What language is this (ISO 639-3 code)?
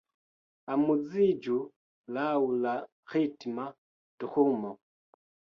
epo